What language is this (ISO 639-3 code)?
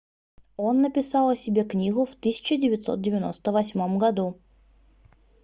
rus